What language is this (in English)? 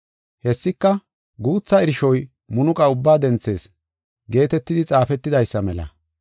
Gofa